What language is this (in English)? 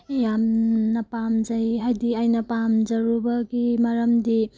Manipuri